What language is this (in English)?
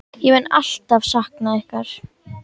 Icelandic